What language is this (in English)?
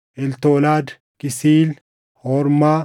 Oromo